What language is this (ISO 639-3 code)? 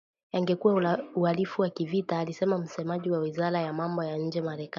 swa